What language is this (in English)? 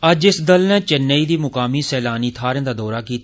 Dogri